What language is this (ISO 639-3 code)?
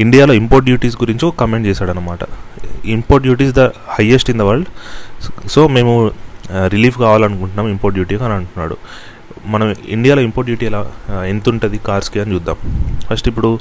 tel